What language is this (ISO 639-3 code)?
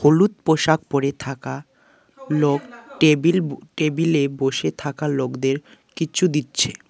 ben